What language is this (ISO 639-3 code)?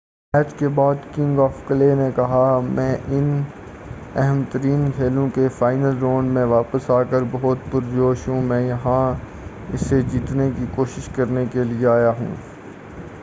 urd